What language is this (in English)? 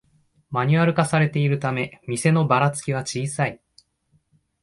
Japanese